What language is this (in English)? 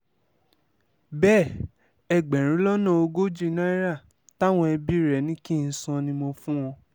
Yoruba